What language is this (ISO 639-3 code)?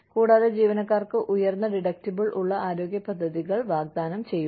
mal